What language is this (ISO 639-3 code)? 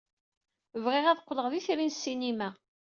kab